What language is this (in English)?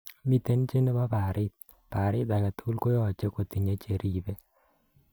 Kalenjin